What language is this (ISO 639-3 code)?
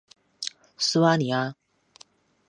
zho